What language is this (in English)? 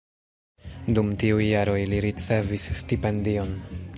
Esperanto